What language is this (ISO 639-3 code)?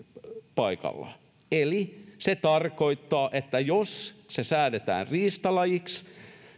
fin